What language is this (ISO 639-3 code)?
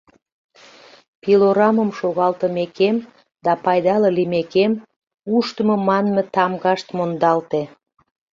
chm